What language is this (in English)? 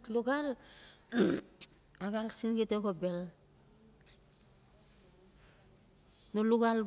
Notsi